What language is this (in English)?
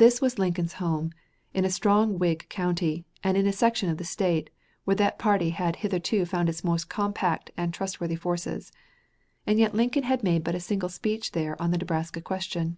English